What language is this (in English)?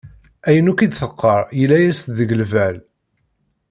Kabyle